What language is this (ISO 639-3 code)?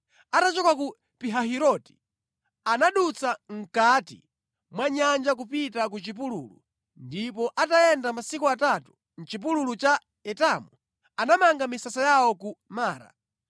nya